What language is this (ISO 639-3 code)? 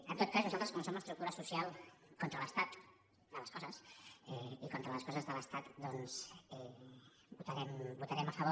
cat